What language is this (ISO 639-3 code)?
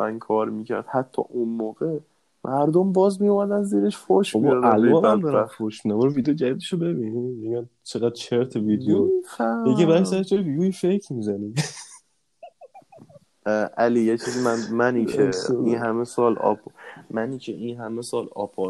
fas